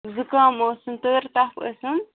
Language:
Kashmiri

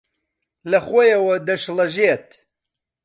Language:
Central Kurdish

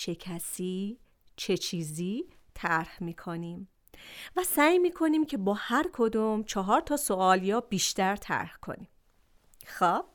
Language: Persian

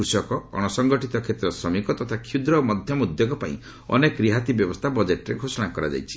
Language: Odia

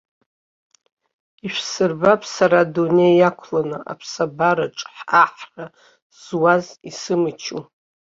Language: Abkhazian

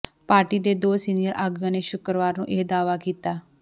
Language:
Punjabi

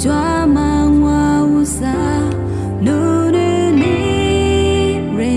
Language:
Indonesian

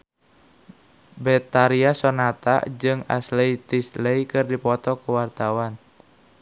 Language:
Sundanese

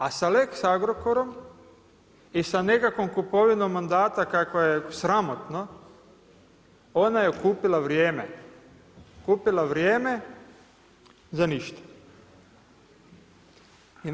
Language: Croatian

